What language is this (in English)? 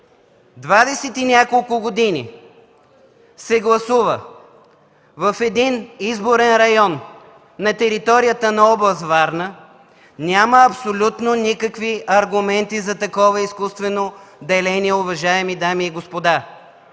Bulgarian